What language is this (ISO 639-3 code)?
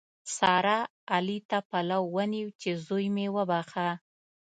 pus